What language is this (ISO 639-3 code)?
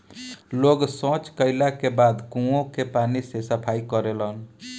bho